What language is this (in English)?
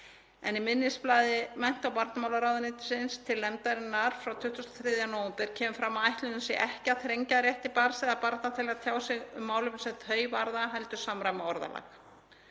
Icelandic